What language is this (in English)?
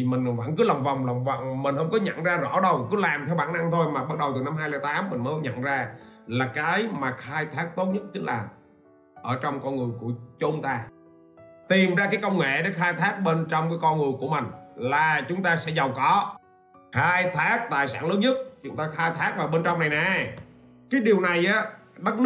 Vietnamese